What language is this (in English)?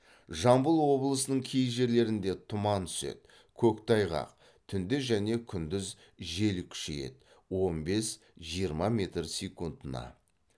Kazakh